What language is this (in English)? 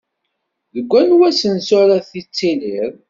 Kabyle